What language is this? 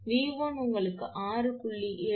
Tamil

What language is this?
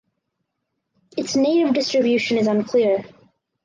English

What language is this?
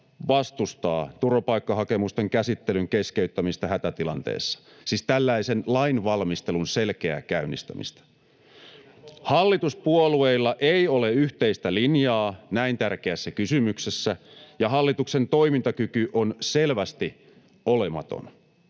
Finnish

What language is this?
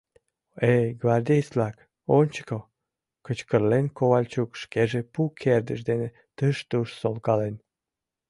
Mari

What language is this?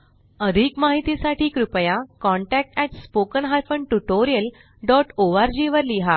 Marathi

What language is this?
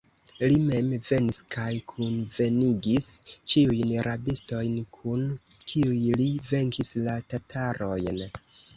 Esperanto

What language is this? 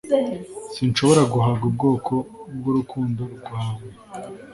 Kinyarwanda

